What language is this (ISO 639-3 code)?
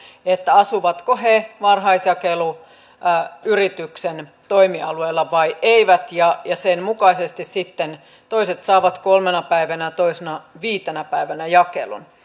fin